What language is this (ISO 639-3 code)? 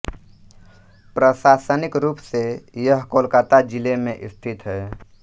hin